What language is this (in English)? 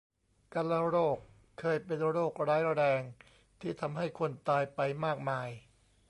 Thai